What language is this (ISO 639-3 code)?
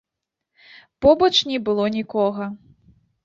bel